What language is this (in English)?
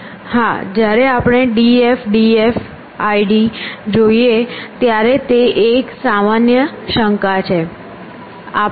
Gujarati